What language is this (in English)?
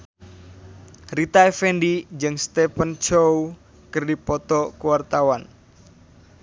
Sundanese